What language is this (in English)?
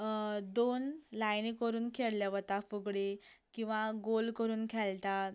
Konkani